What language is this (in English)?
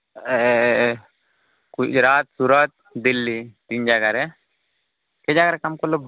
Odia